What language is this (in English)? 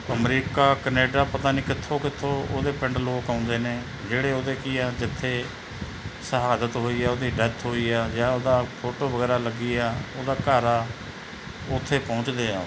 Punjabi